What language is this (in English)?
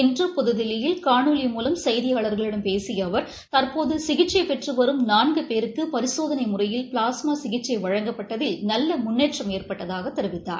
Tamil